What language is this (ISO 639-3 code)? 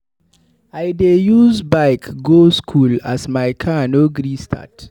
pcm